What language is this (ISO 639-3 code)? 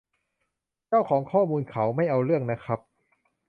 tha